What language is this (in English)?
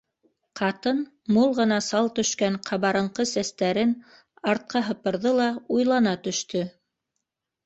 Bashkir